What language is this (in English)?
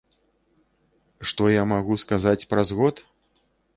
Belarusian